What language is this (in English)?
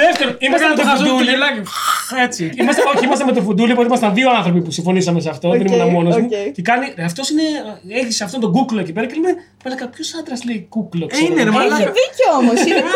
Greek